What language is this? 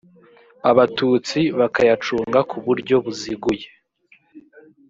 Kinyarwanda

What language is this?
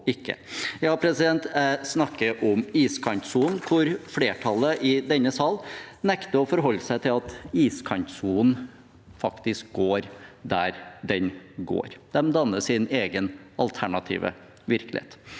Norwegian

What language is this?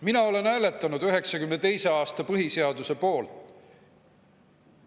Estonian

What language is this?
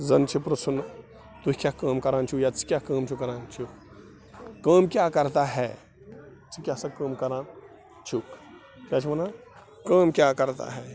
Kashmiri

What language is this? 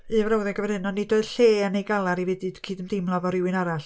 Welsh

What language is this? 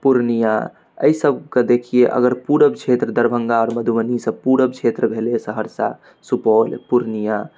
Maithili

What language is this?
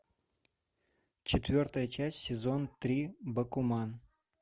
Russian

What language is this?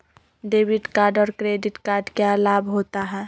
Magahi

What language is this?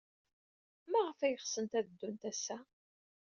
Kabyle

